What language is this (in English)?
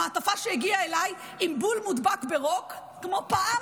Hebrew